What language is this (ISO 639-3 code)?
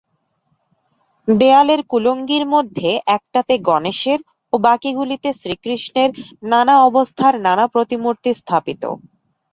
ben